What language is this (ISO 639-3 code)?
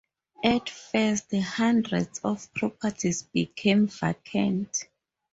eng